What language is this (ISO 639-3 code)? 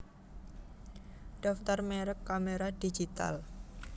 jav